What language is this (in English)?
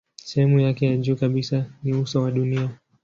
Swahili